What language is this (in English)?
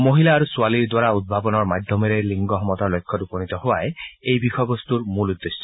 Assamese